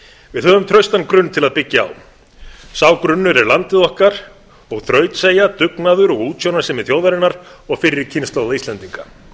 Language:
Icelandic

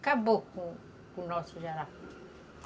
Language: Portuguese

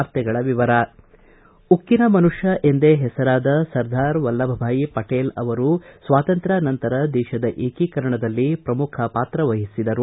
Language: Kannada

